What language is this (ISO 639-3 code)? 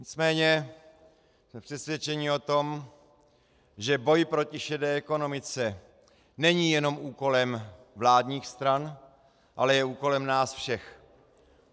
ces